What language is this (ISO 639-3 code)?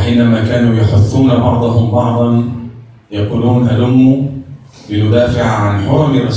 ara